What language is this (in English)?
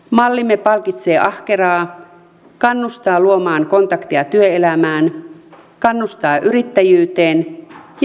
Finnish